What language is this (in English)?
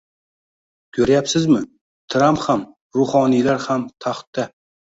Uzbek